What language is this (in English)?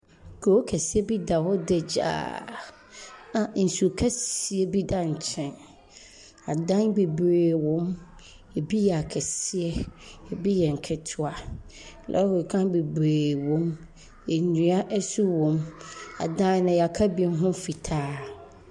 Akan